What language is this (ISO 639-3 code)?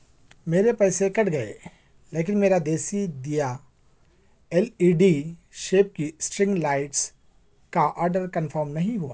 urd